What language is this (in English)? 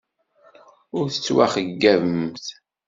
Kabyle